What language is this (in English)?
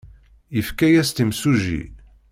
Kabyle